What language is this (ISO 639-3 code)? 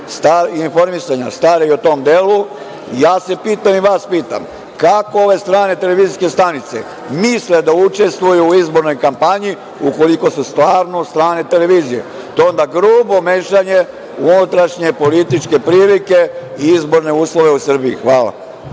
srp